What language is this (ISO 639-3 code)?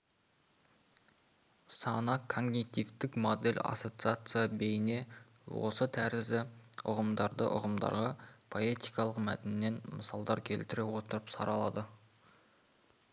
kaz